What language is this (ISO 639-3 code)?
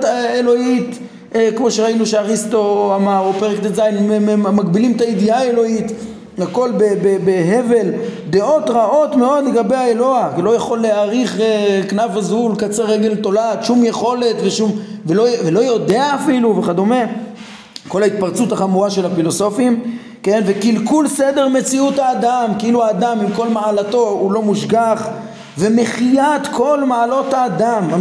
heb